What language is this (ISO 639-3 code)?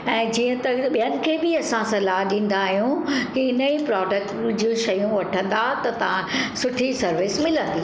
snd